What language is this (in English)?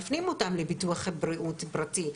Hebrew